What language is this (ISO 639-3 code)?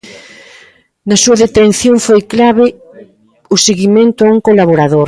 glg